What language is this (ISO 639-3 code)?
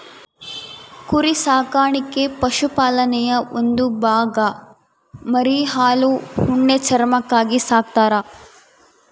kan